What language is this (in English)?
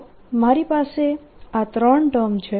Gujarati